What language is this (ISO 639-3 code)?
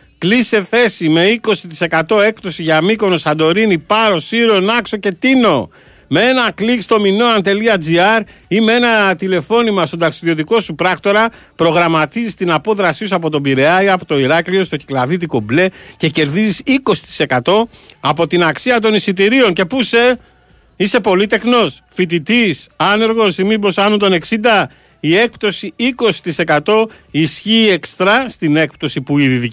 ell